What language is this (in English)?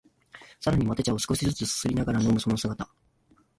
Japanese